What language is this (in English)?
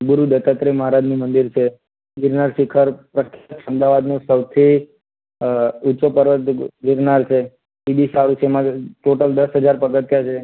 Gujarati